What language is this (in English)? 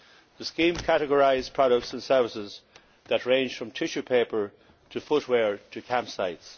English